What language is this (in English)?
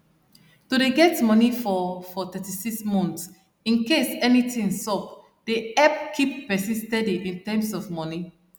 Nigerian Pidgin